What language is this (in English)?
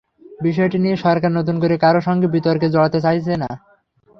Bangla